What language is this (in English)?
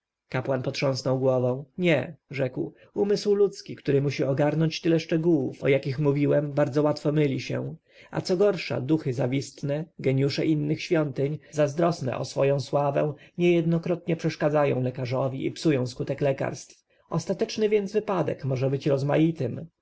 Polish